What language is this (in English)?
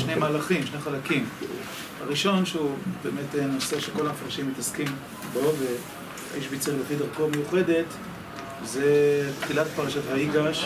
Hebrew